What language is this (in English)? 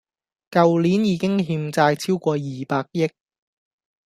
Cantonese